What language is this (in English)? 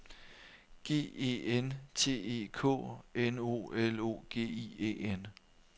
Danish